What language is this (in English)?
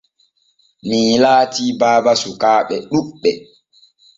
Borgu Fulfulde